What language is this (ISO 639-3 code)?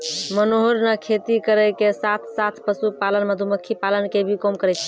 mai